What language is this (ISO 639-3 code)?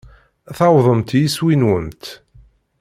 kab